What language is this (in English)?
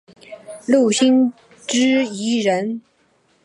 Chinese